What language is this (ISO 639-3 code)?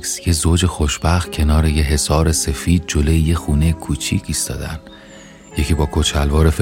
fas